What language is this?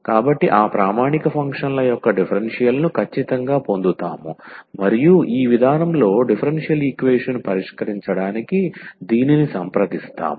Telugu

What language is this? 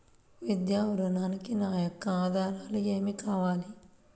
Telugu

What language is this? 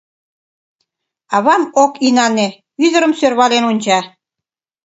Mari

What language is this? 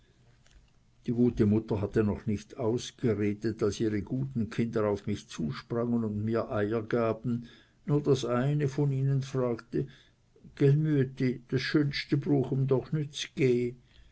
German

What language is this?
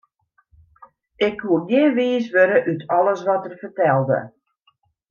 Western Frisian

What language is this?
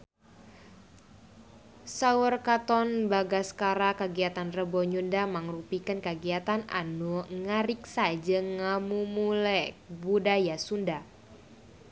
Sundanese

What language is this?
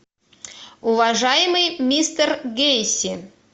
Russian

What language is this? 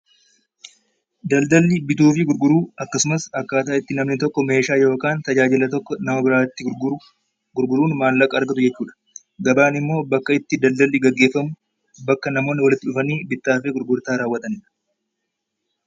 Oromo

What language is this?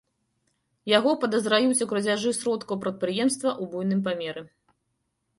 Belarusian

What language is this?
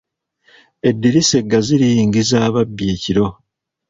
Ganda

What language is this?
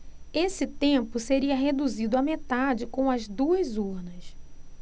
Portuguese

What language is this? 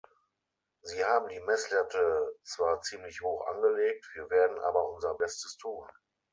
German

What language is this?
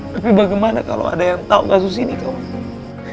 Indonesian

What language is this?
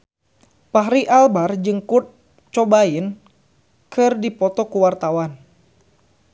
Sundanese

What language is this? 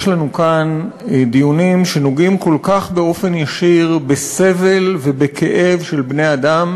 Hebrew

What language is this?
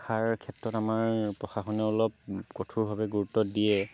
Assamese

